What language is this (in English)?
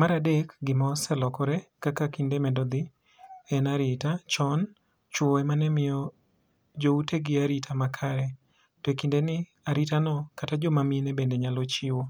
Luo (Kenya and Tanzania)